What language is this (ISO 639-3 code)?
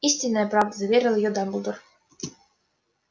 rus